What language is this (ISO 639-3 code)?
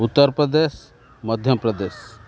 ori